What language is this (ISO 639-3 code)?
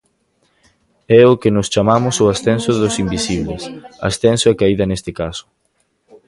glg